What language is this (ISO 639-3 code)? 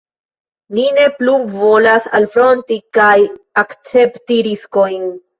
epo